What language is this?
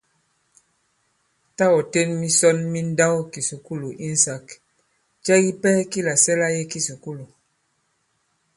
Bankon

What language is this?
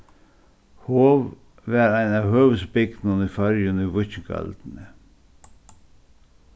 Faroese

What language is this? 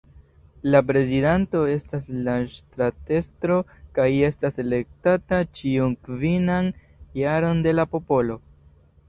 Esperanto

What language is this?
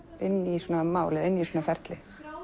Icelandic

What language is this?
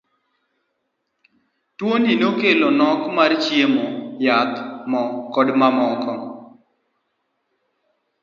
Luo (Kenya and Tanzania)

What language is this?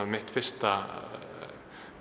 Icelandic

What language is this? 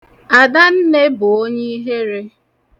Igbo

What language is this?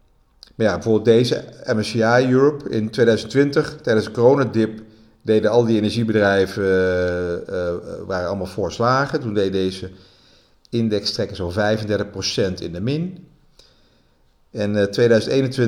Dutch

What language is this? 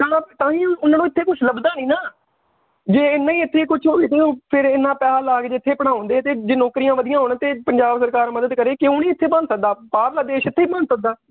Punjabi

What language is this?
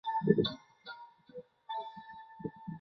Chinese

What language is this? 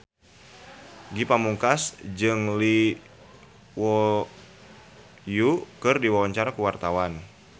Sundanese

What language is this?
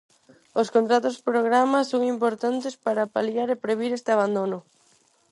Galician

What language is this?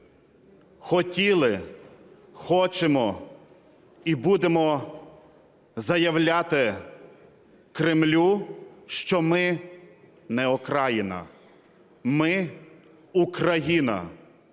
Ukrainian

